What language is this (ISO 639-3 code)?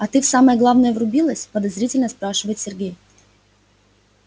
rus